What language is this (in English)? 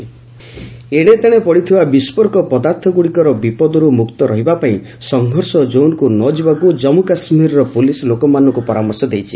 Odia